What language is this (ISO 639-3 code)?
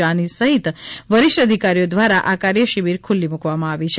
guj